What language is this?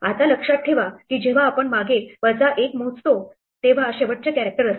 Marathi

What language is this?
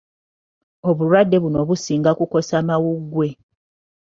Ganda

